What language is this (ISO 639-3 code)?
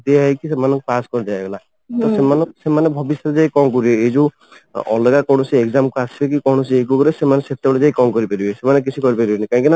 ori